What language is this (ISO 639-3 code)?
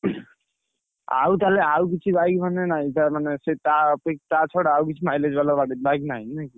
ori